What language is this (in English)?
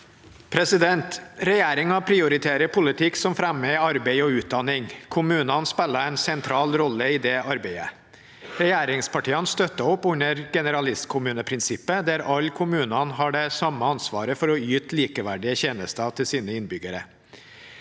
Norwegian